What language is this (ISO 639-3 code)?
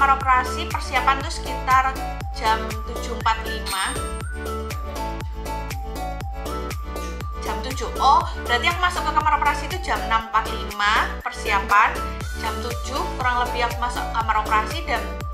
ind